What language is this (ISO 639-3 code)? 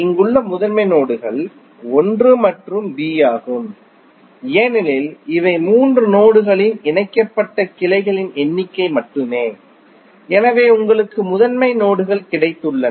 tam